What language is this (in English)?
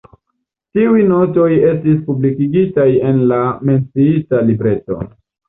Esperanto